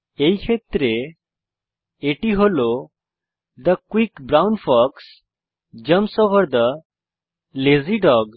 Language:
Bangla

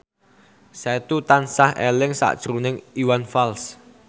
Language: Javanese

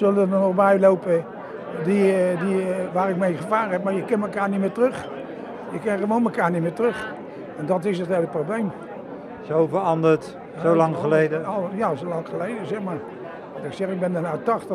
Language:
Dutch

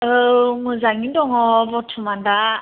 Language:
Bodo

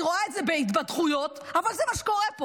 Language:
Hebrew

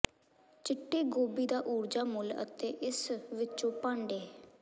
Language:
Punjabi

